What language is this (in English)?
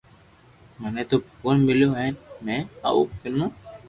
Loarki